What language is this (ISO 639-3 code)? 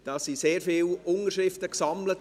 gsw